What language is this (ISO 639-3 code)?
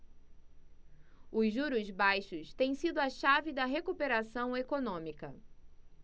por